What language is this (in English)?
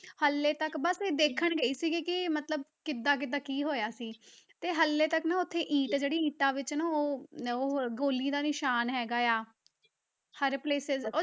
Punjabi